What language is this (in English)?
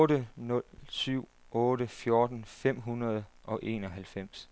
Danish